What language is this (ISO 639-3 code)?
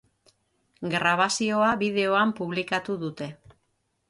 eus